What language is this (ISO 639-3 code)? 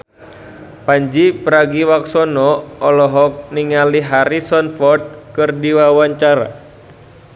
sun